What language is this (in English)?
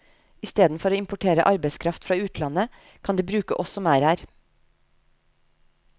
Norwegian